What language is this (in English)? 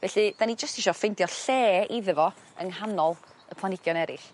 Welsh